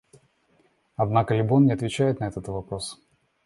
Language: Russian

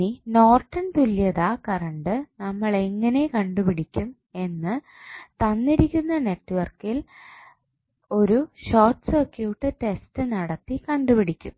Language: Malayalam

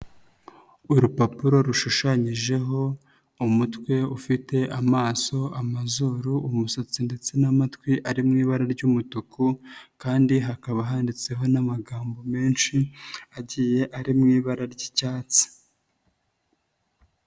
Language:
Kinyarwanda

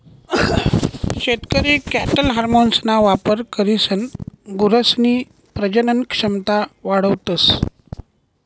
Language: Marathi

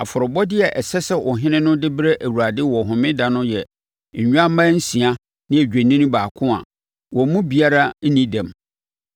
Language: Akan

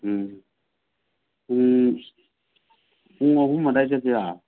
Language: Manipuri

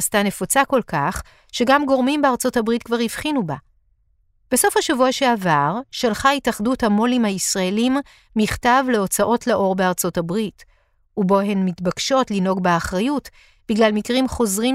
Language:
Hebrew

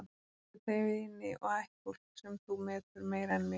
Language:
Icelandic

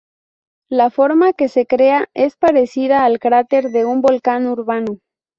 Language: Spanish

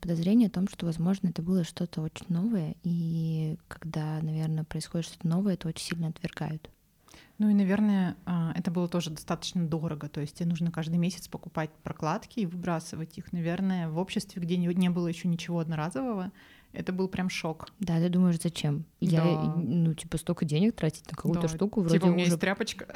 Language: Russian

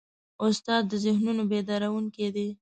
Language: Pashto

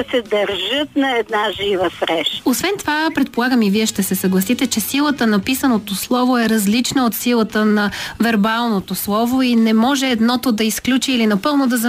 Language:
Bulgarian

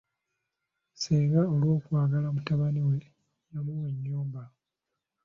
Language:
Ganda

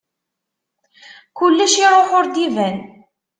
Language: Kabyle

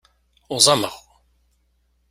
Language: Kabyle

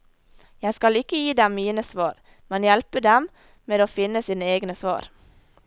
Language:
Norwegian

